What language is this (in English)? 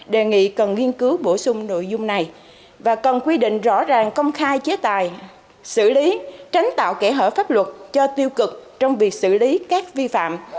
Vietnamese